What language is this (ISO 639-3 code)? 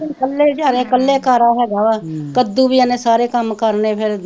pan